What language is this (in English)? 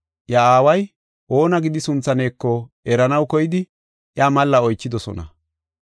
Gofa